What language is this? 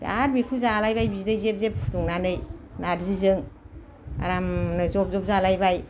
Bodo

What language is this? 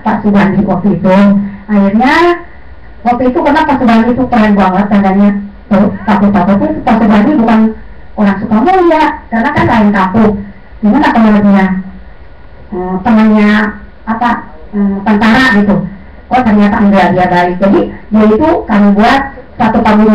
Indonesian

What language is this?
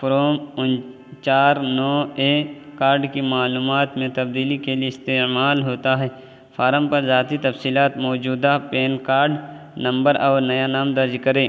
Urdu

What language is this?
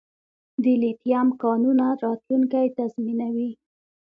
Pashto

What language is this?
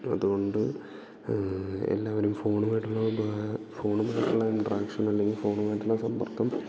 Malayalam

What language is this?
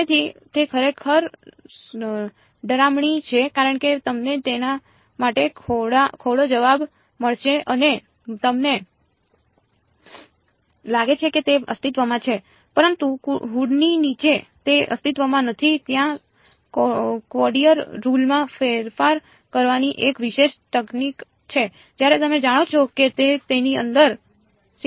Gujarati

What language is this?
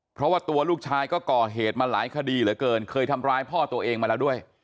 Thai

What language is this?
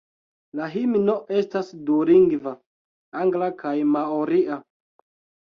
Esperanto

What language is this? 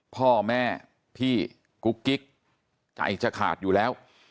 Thai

